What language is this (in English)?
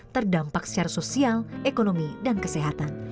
Indonesian